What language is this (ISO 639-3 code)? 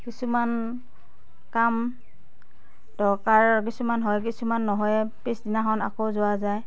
asm